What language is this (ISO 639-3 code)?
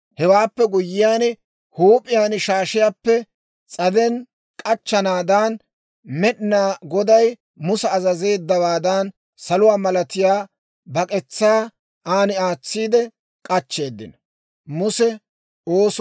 dwr